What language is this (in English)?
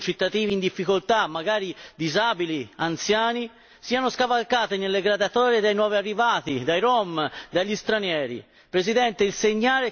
Italian